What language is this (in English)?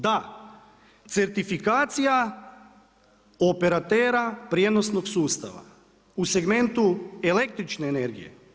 Croatian